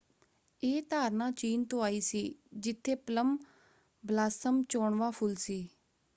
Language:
Punjabi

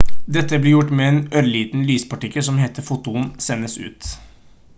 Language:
Norwegian Bokmål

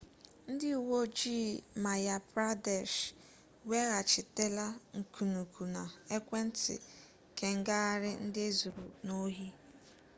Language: Igbo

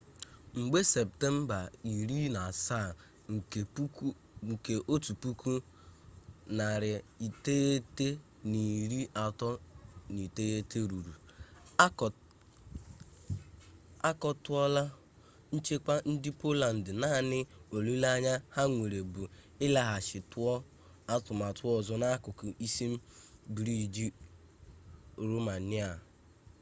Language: Igbo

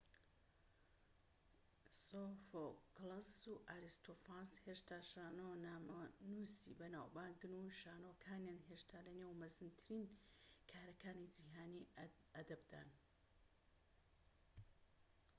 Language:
Central Kurdish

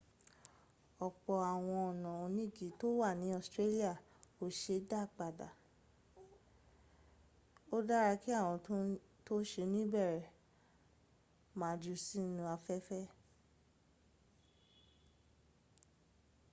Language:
Yoruba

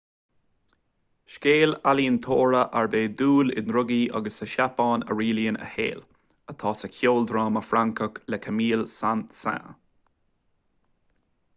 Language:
Irish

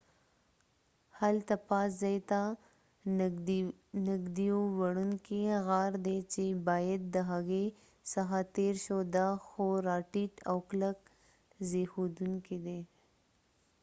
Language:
Pashto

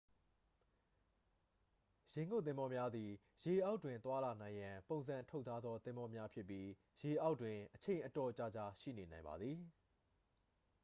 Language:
Burmese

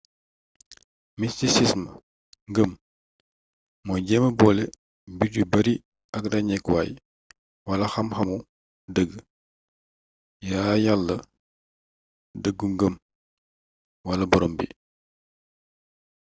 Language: Wolof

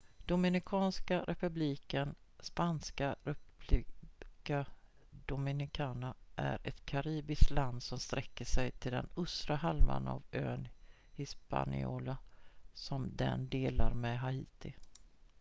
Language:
Swedish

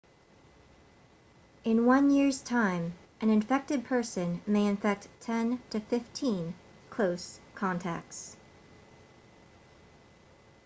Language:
English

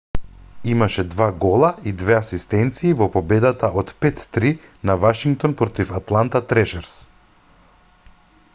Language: Macedonian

